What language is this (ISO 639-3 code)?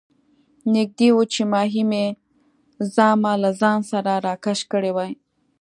pus